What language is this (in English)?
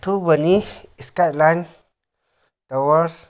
Manipuri